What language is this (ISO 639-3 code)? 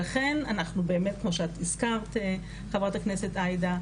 heb